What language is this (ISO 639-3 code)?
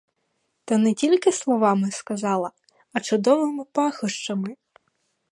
ukr